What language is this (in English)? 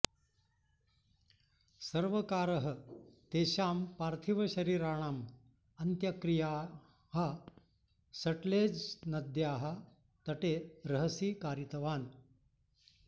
Sanskrit